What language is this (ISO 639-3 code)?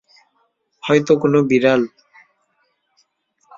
ben